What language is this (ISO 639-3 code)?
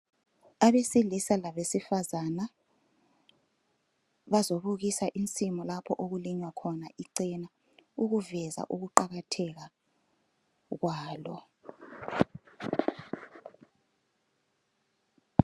nde